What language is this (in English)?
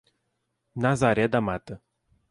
Portuguese